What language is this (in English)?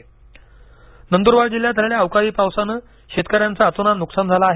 Marathi